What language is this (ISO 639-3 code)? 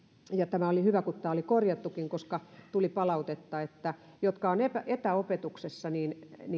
fin